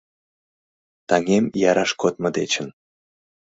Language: Mari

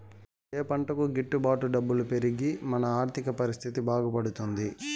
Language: Telugu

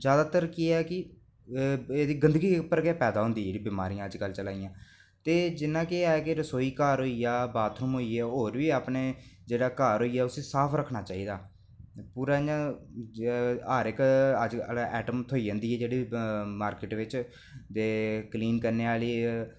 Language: Dogri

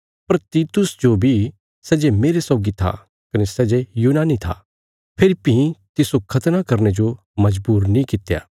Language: Bilaspuri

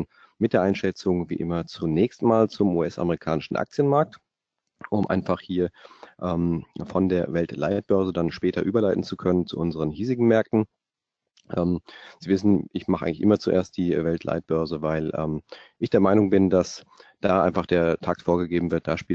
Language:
German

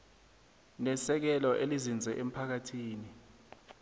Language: South Ndebele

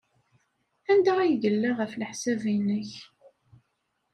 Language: Kabyle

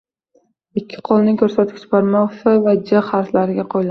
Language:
Uzbek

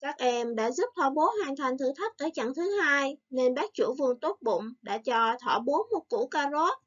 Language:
Vietnamese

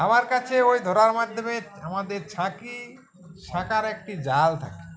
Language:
Bangla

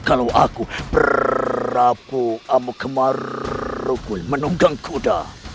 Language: Indonesian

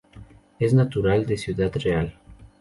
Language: Spanish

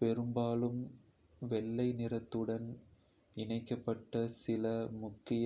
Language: Kota (India)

